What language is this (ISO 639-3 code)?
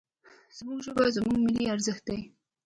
pus